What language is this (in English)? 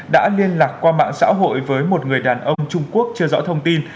Vietnamese